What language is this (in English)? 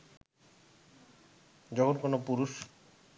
Bangla